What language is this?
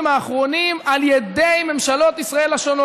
Hebrew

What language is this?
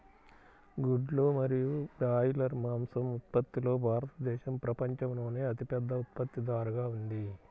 Telugu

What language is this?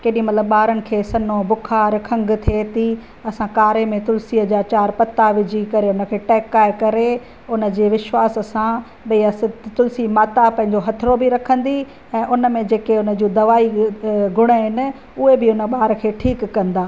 Sindhi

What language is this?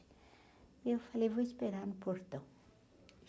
Portuguese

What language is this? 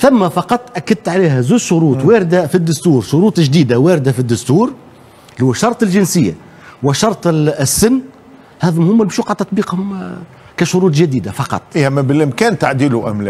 Arabic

